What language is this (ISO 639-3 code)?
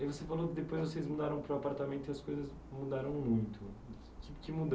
por